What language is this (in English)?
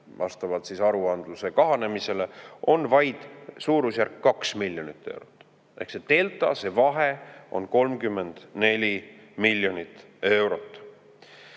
Estonian